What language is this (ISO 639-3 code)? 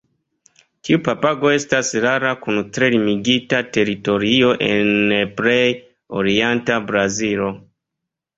epo